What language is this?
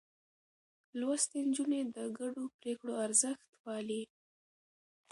Pashto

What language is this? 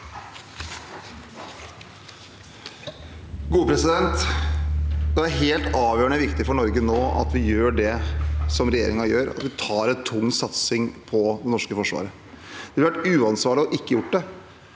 Norwegian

